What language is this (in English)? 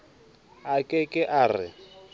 Southern Sotho